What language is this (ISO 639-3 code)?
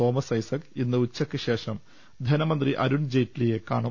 mal